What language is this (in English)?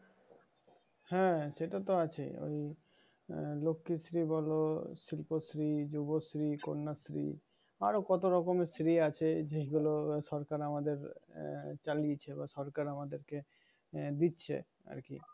Bangla